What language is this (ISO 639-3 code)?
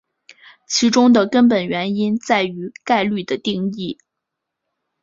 zho